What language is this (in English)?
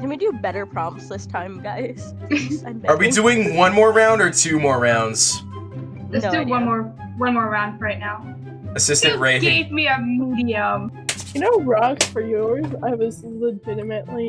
English